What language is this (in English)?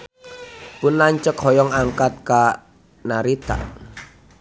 Sundanese